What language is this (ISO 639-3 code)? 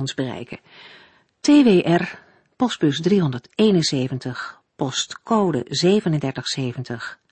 nld